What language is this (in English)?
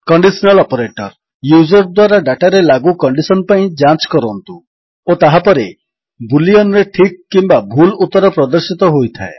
Odia